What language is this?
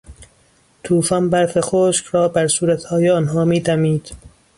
Persian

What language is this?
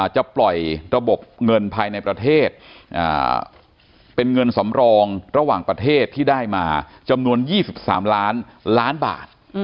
Thai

